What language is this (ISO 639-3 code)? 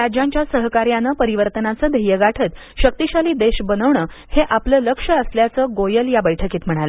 mar